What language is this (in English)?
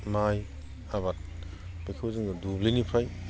Bodo